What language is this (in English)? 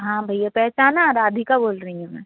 Hindi